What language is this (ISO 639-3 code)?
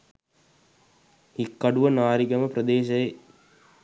sin